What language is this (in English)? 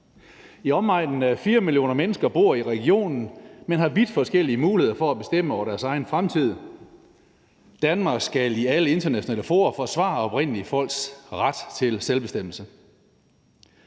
Danish